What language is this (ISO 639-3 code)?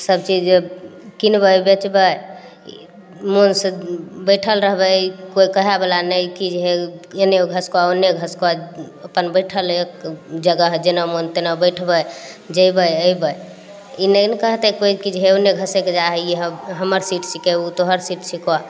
mai